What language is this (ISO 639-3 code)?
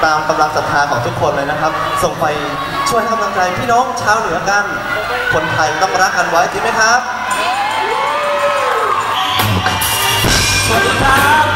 tha